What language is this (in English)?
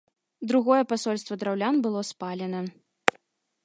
Belarusian